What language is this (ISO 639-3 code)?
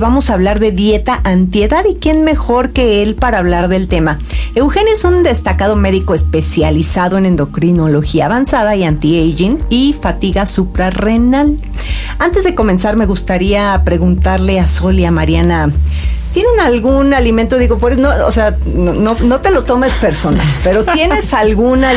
spa